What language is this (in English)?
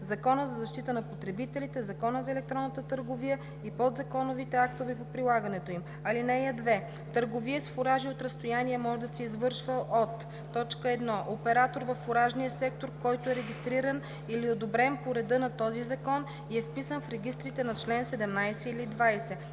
Bulgarian